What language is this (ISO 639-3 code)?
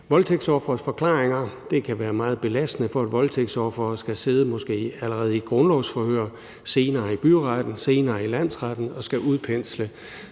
dan